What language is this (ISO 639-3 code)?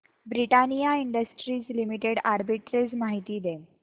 mar